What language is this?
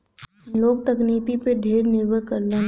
Bhojpuri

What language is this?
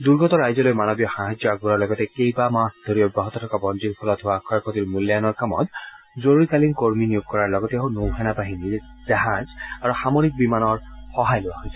Assamese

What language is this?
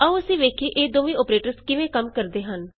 Punjabi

